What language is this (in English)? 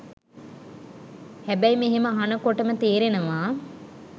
Sinhala